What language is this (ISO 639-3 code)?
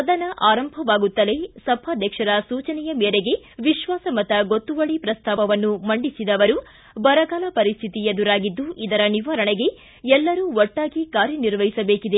kan